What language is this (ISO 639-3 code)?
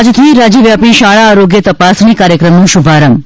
guj